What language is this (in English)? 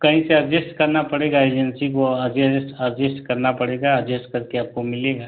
Hindi